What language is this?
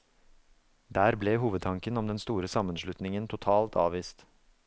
Norwegian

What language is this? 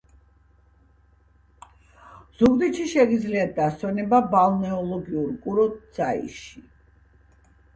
Georgian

